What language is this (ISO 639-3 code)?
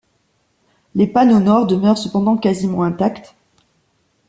fra